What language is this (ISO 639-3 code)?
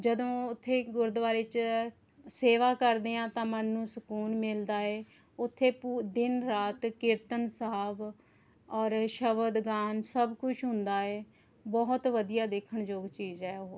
pan